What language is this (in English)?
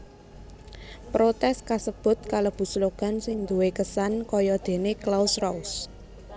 Javanese